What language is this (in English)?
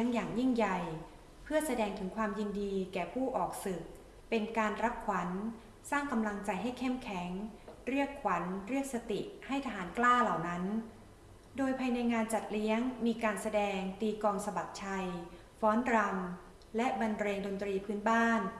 Thai